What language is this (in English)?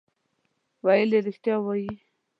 Pashto